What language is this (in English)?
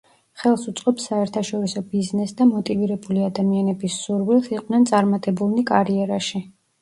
Georgian